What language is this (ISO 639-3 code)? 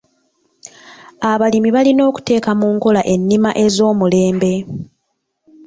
lug